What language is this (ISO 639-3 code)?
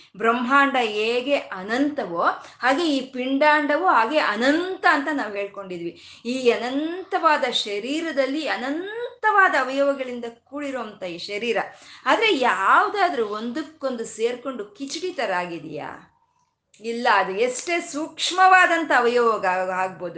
kan